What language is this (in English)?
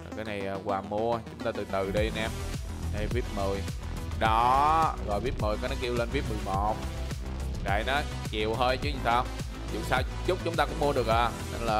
Vietnamese